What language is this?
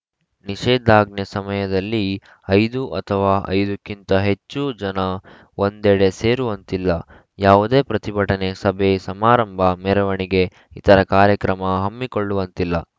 Kannada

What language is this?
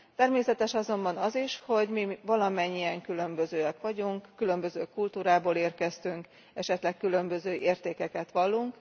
Hungarian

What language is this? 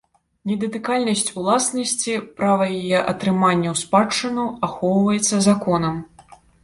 Belarusian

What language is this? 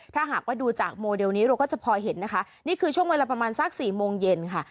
Thai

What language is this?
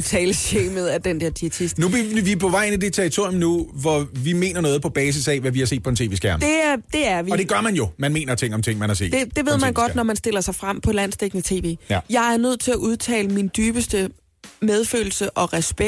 Danish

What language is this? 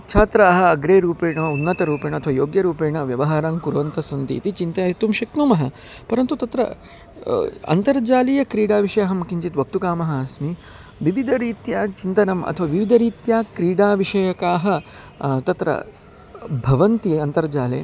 Sanskrit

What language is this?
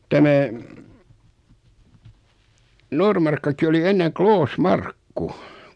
Finnish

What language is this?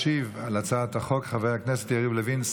Hebrew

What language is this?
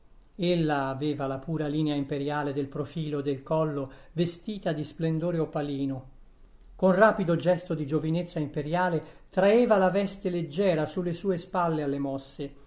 Italian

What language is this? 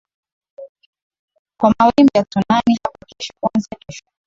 Swahili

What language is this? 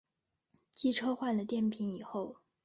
Chinese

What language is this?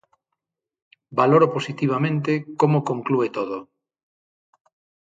Galician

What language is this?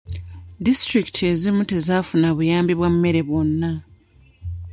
Ganda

